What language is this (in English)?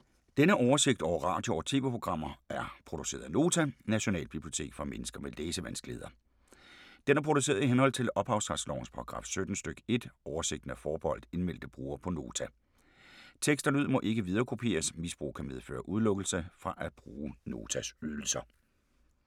Danish